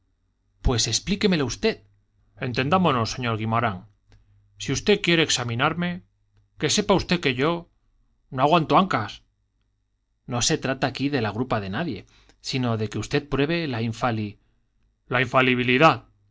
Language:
Spanish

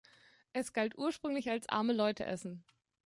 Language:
German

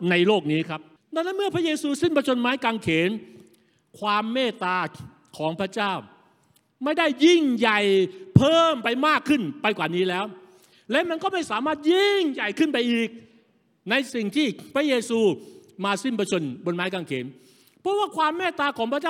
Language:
Thai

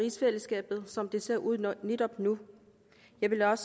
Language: Danish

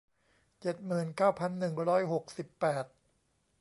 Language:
Thai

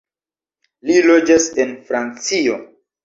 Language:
Esperanto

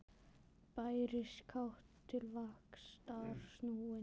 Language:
Icelandic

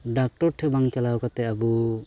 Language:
Santali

